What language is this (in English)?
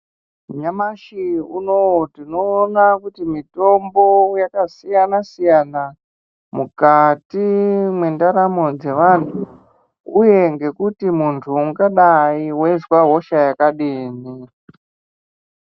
Ndau